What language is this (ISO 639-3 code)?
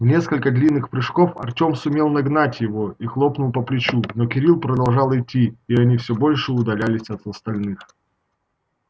rus